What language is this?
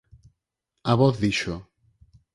Galician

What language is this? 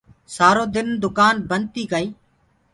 Gurgula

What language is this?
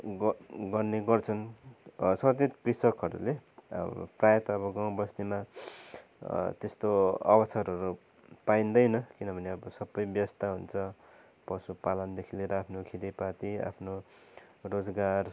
Nepali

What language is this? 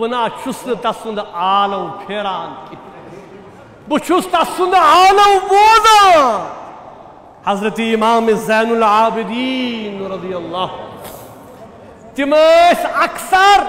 Arabic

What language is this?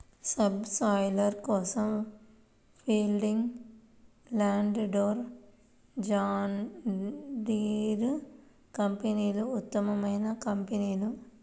Telugu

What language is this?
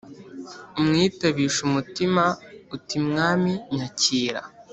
Kinyarwanda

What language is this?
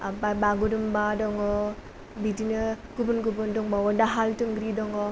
Bodo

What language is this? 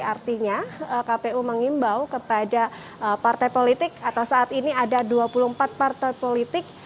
Indonesian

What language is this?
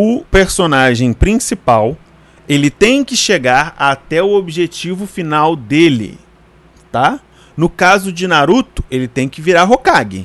Portuguese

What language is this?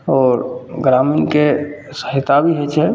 Maithili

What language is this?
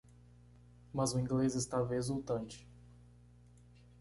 Portuguese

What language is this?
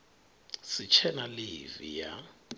Venda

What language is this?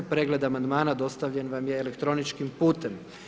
Croatian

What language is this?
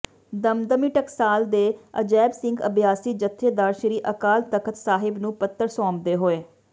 Punjabi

